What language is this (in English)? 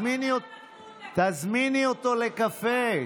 Hebrew